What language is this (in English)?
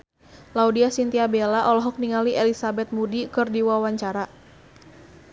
Sundanese